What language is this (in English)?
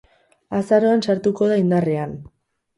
Basque